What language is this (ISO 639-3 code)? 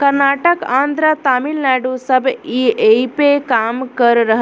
bho